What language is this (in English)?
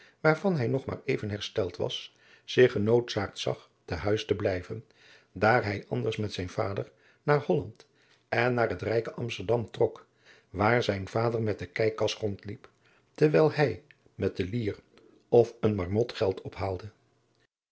Dutch